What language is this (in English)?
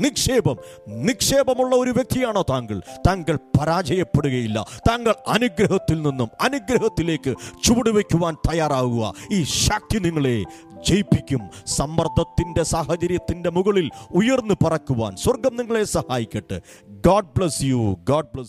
Malayalam